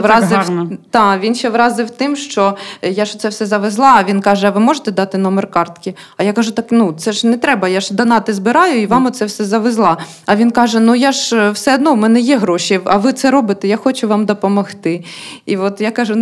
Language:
Ukrainian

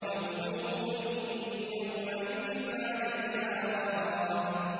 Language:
Arabic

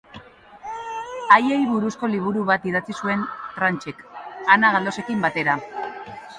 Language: Basque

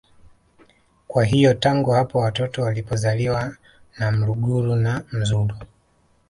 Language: Swahili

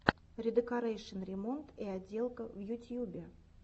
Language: Russian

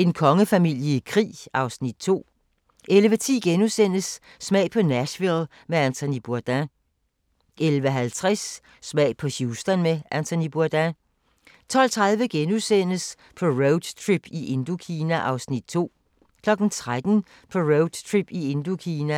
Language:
Danish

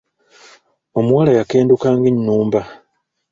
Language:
Ganda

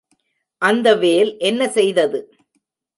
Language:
Tamil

